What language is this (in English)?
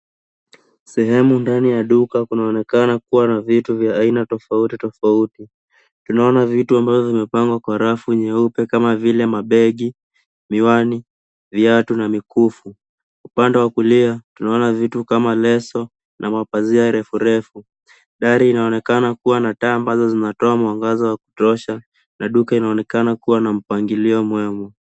Swahili